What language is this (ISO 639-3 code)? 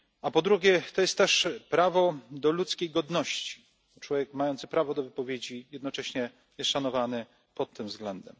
pol